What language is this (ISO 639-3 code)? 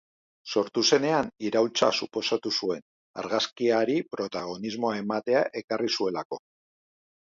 eus